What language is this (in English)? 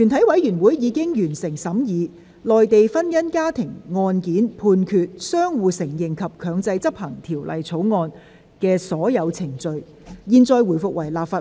Cantonese